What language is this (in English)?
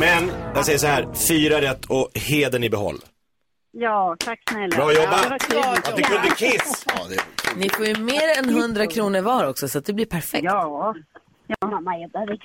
Swedish